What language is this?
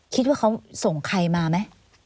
Thai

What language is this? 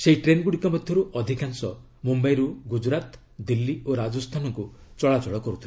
Odia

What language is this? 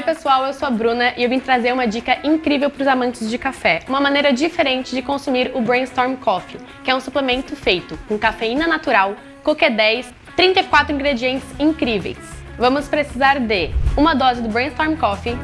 Portuguese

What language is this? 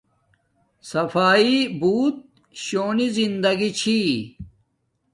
Domaaki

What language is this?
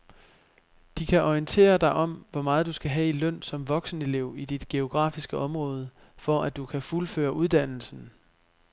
Danish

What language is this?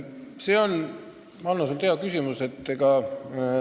Estonian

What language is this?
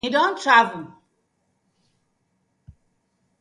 Nigerian Pidgin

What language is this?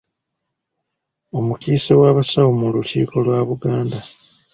Ganda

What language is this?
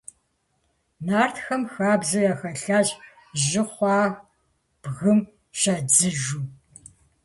Kabardian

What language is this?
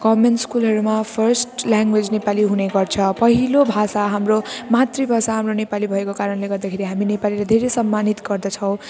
Nepali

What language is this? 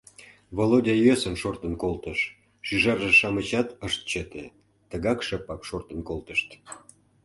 Mari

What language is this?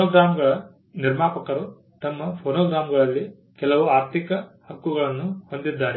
Kannada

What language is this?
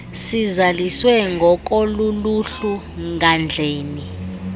Xhosa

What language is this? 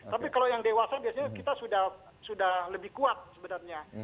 Indonesian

